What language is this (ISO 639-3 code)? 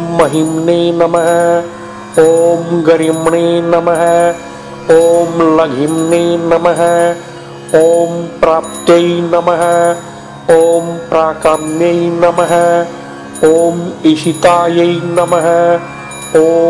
vie